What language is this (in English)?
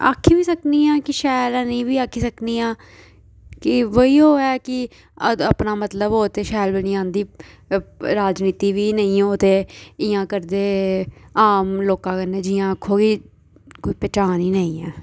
Dogri